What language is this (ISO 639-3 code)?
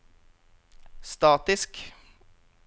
nor